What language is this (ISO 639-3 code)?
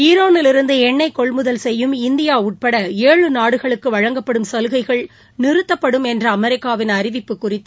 tam